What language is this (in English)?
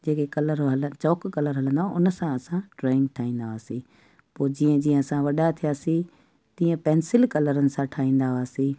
Sindhi